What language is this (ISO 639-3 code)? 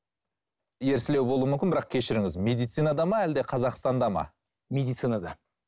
kaz